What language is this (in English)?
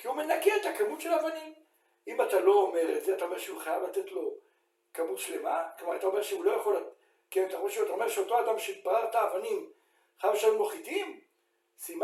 Hebrew